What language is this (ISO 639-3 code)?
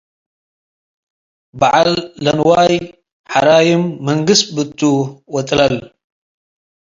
tig